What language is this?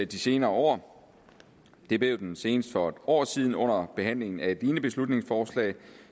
Danish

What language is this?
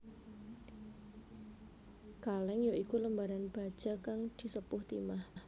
Javanese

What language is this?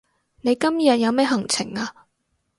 Cantonese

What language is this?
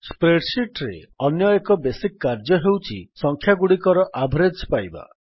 Odia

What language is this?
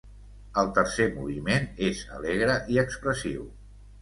Catalan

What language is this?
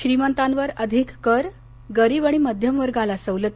Marathi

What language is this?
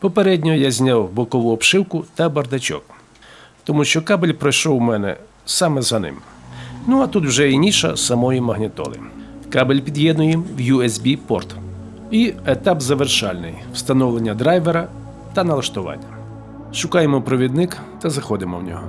Ukrainian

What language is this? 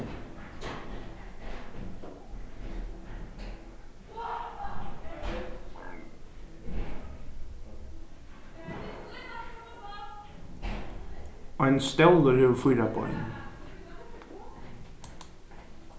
Faroese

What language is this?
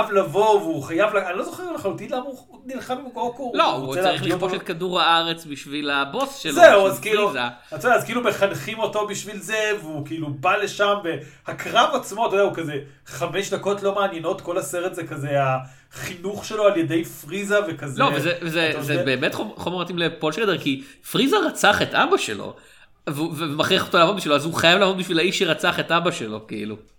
Hebrew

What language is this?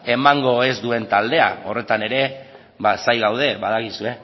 Basque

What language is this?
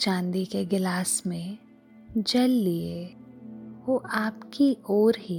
Hindi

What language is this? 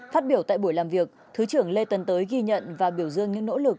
Vietnamese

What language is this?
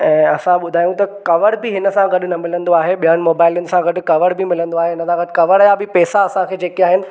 Sindhi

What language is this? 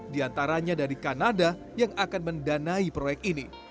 Indonesian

